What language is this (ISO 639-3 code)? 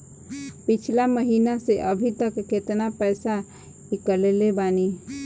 bho